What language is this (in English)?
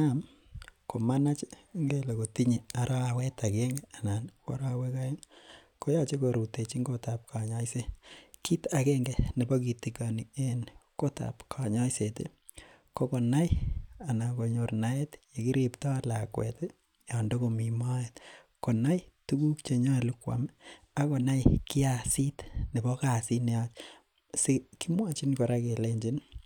Kalenjin